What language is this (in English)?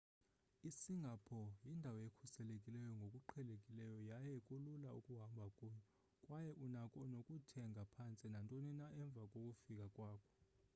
Xhosa